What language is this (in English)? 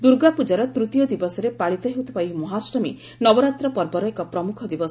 Odia